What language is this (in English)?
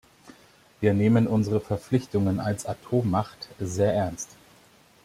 German